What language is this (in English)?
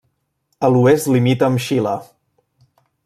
Catalan